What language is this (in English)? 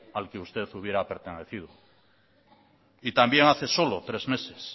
Spanish